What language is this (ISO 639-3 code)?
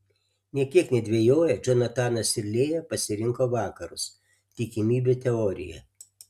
lit